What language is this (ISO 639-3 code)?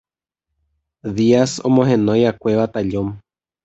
grn